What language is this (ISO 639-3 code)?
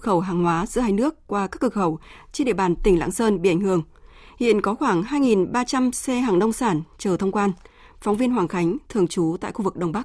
vie